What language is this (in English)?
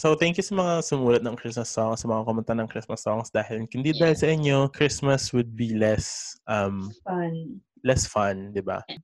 Filipino